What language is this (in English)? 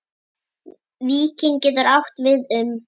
Icelandic